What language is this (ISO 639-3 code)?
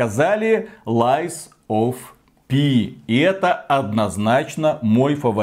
rus